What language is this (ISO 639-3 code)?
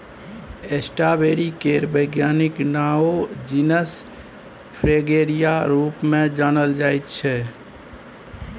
mai